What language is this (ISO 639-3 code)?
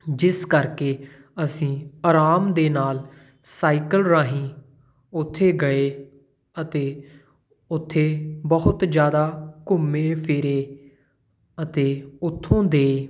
pan